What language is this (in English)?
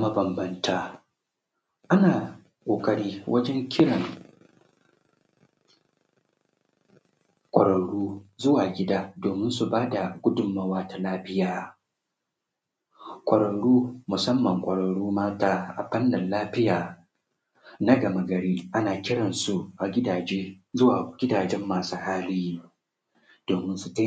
Hausa